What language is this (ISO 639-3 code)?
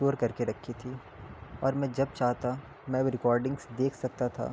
urd